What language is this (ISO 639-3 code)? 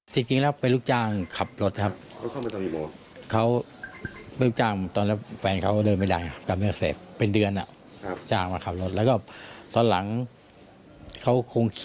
tha